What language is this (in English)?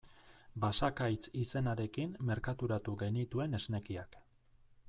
Basque